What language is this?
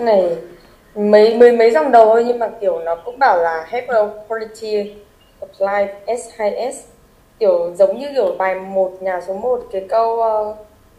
Vietnamese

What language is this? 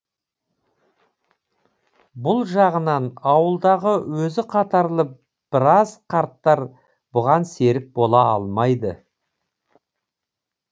Kazakh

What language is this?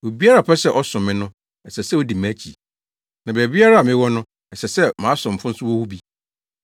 Akan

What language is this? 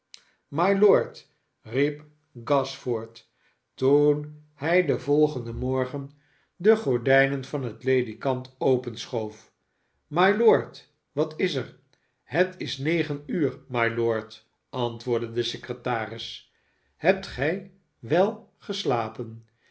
Dutch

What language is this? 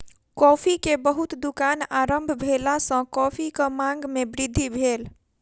Maithili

